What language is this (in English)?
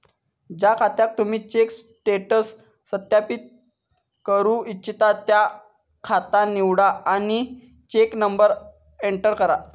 Marathi